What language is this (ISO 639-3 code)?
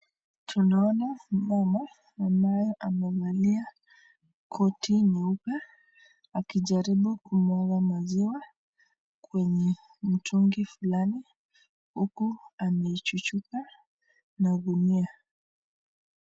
swa